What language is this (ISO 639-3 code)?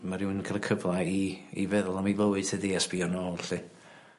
cym